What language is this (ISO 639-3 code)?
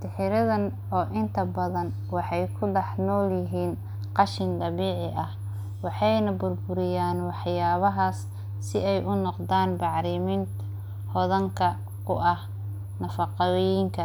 som